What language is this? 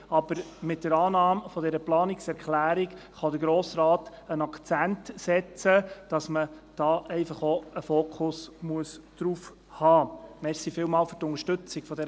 Swiss German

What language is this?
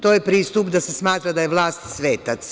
Serbian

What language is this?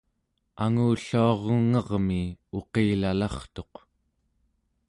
Central Yupik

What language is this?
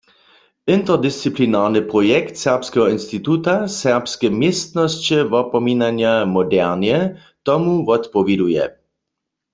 Upper Sorbian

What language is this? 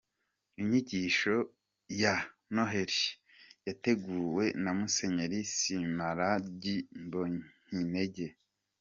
Kinyarwanda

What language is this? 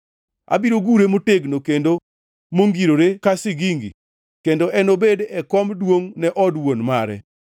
Luo (Kenya and Tanzania)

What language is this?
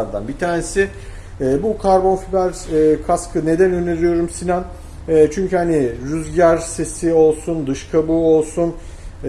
Turkish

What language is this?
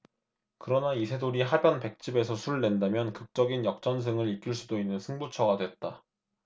Korean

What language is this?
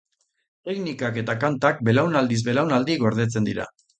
Basque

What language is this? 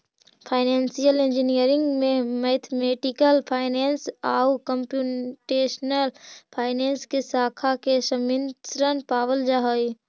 Magahi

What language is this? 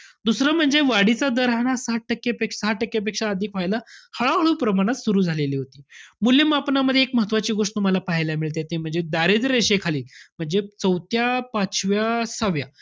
Marathi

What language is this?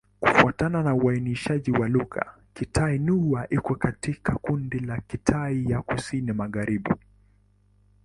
Swahili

